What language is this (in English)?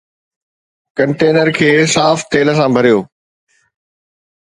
Sindhi